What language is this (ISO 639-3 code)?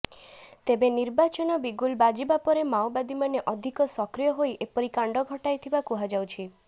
ori